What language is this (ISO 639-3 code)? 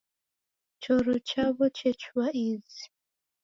dav